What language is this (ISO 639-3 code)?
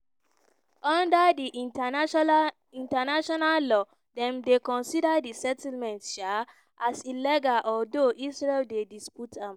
pcm